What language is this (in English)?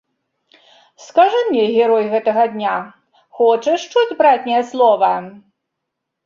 Belarusian